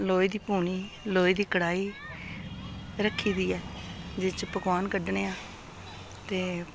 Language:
Dogri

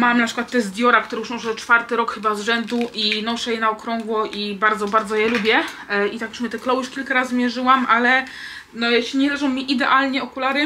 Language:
Polish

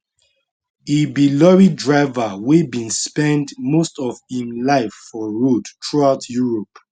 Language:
Nigerian Pidgin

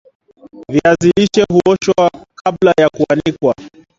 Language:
Swahili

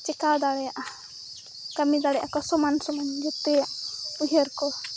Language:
Santali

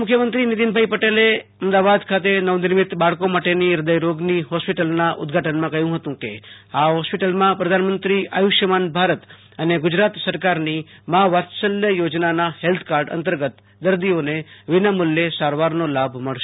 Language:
Gujarati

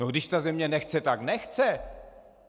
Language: Czech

